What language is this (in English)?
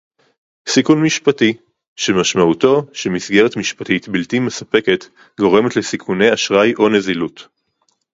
Hebrew